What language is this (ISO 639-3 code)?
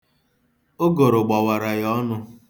ibo